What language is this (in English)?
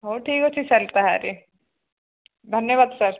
Odia